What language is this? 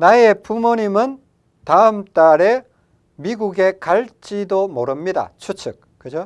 Korean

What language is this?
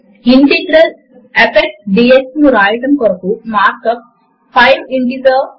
Telugu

